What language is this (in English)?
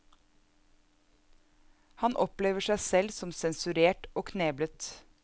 Norwegian